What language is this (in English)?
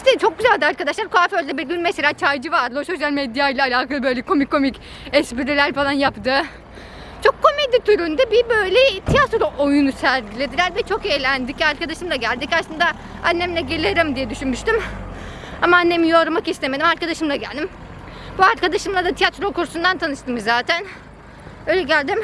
Turkish